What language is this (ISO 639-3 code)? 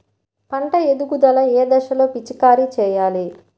tel